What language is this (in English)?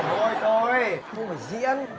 Vietnamese